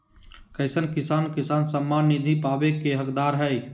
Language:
Magahi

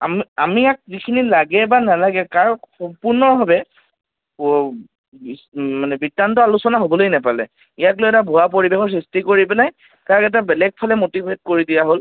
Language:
Assamese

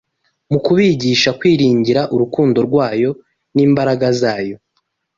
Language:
Kinyarwanda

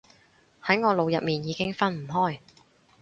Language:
Cantonese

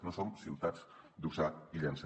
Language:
Catalan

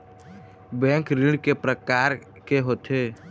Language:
Chhattisgarhi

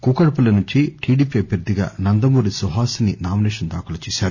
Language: Telugu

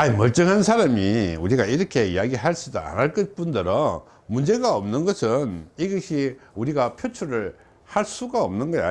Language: Korean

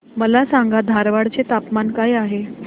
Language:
Marathi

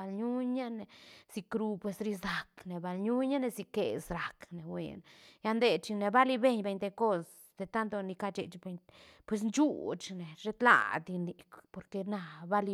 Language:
Santa Catarina Albarradas Zapotec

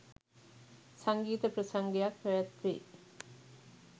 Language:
Sinhala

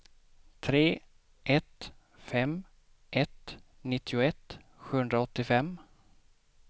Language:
Swedish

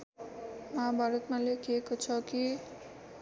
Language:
Nepali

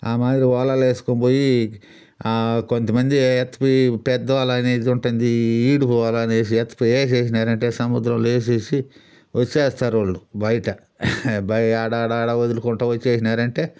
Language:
Telugu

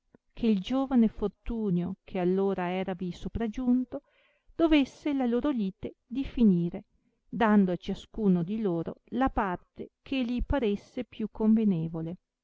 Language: Italian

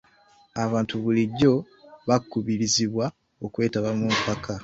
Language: Ganda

